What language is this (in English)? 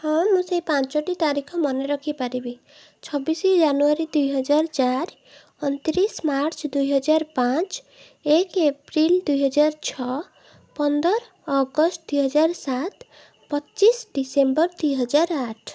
Odia